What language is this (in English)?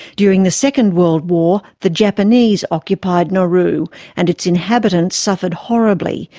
English